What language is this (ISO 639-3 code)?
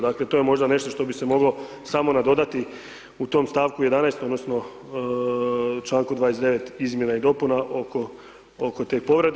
hrv